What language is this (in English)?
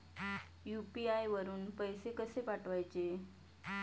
Marathi